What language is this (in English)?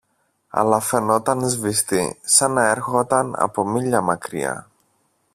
Greek